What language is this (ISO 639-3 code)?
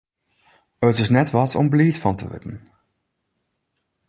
fry